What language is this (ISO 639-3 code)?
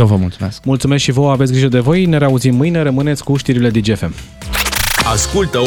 ron